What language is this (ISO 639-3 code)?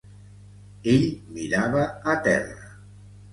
cat